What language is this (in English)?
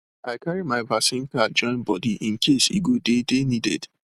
Nigerian Pidgin